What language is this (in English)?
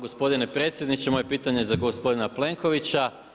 Croatian